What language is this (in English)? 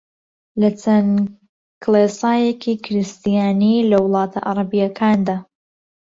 Central Kurdish